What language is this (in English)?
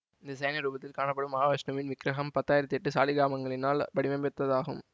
Tamil